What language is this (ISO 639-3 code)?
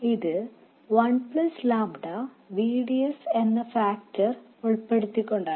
mal